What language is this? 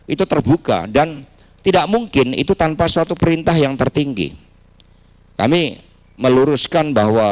Indonesian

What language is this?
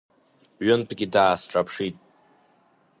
Abkhazian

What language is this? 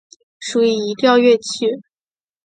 Chinese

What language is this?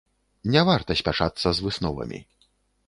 Belarusian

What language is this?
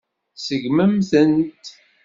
Kabyle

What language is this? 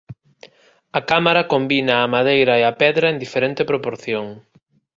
Galician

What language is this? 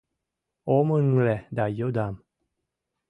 Mari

